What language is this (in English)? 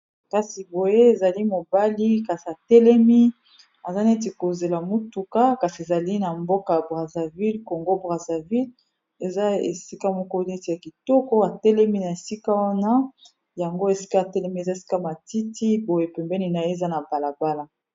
Lingala